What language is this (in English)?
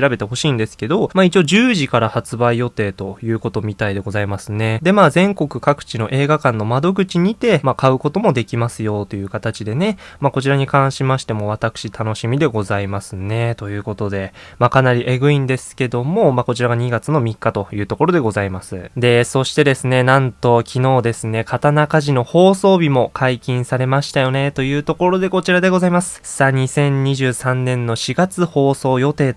Japanese